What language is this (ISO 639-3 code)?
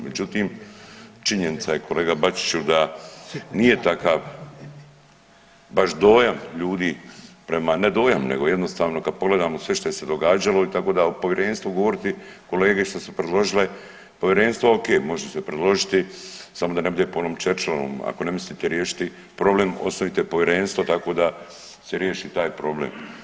hrv